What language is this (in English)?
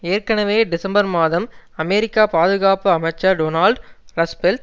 Tamil